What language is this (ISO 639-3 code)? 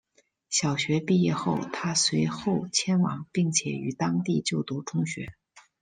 zho